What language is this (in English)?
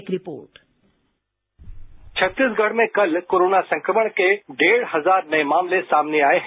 Hindi